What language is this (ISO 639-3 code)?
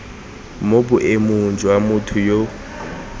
tsn